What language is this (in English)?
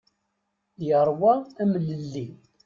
Kabyle